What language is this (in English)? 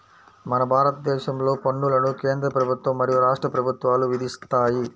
Telugu